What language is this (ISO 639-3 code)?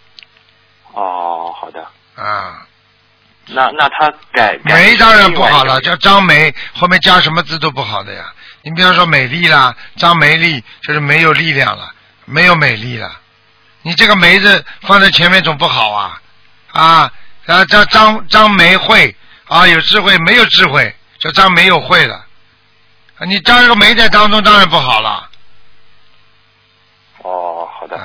zho